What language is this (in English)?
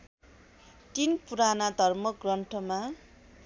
Nepali